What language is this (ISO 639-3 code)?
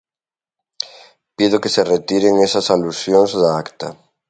glg